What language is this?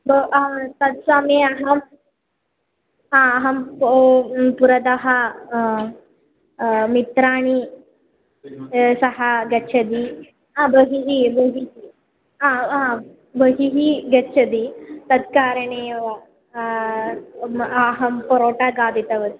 Sanskrit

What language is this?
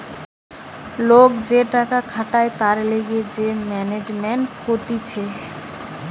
Bangla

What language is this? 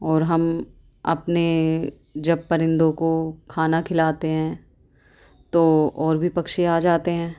Urdu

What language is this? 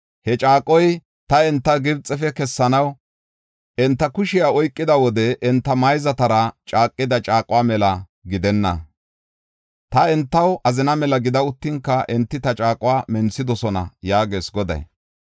Gofa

